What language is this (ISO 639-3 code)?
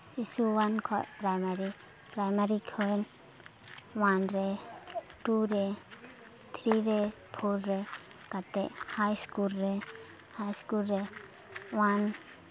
sat